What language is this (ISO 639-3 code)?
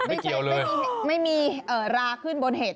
tha